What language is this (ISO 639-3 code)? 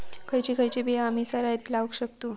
mar